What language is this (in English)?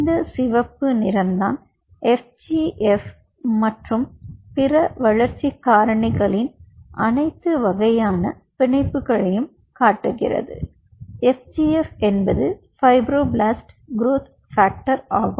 Tamil